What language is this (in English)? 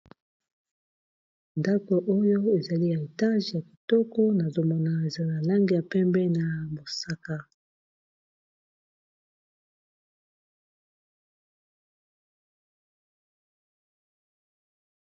Lingala